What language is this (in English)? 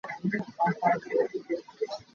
Hakha Chin